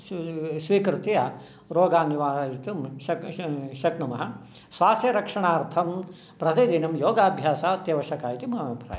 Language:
Sanskrit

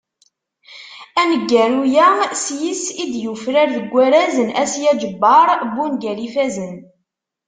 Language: Kabyle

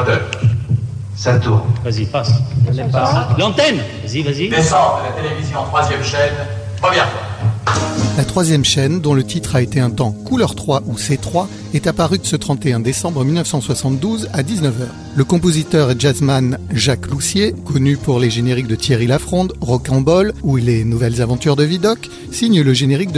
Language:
French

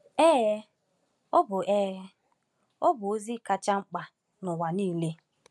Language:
Igbo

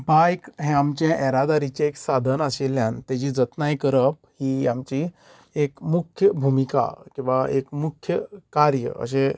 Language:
Konkani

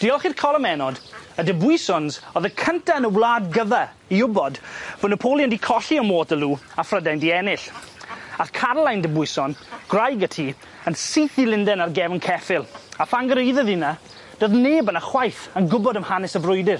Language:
Welsh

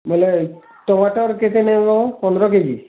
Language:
Odia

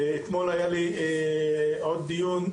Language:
Hebrew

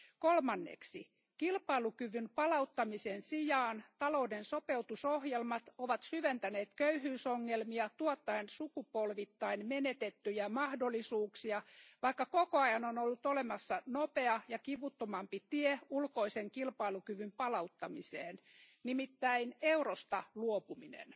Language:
Finnish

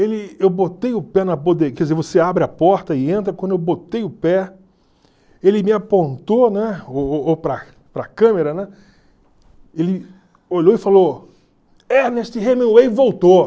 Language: Portuguese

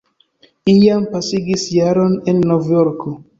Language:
Esperanto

